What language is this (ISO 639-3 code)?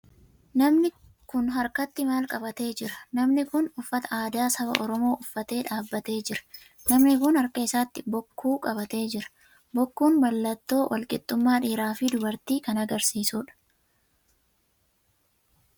orm